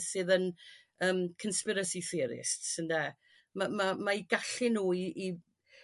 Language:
Welsh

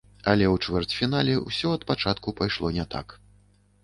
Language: Belarusian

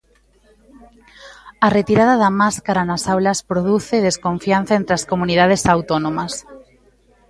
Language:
Galician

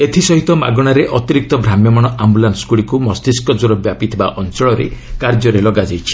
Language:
Odia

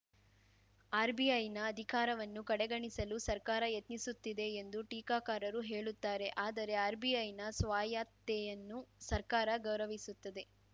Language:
Kannada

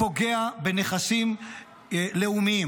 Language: Hebrew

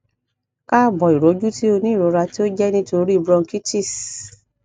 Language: Yoruba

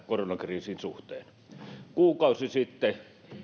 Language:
Finnish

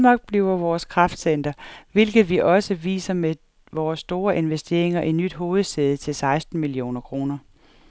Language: Danish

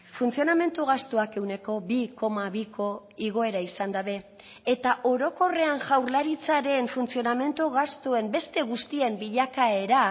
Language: Basque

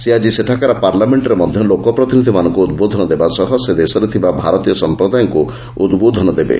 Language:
Odia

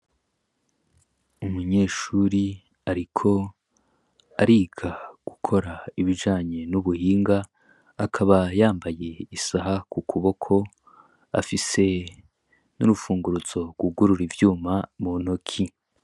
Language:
Rundi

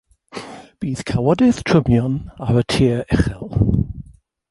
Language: Welsh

